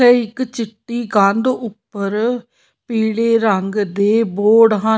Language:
Punjabi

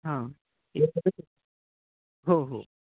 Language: Marathi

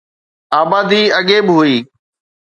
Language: Sindhi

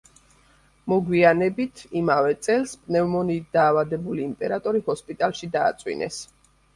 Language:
Georgian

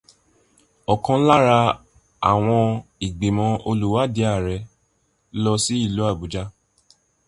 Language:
Yoruba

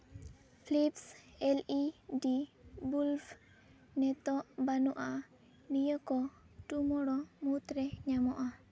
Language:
Santali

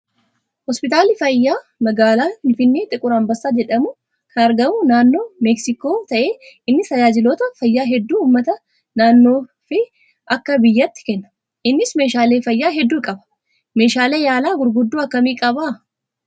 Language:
Oromo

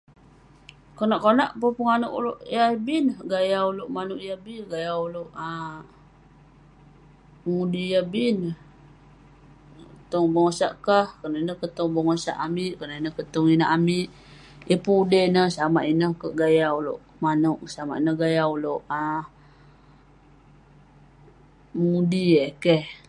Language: Western Penan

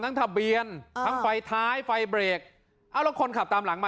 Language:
Thai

